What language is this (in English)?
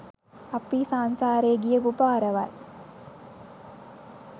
Sinhala